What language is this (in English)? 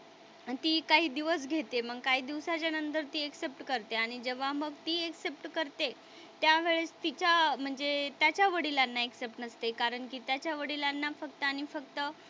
Marathi